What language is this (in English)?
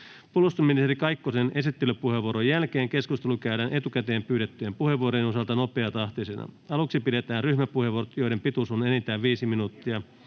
Finnish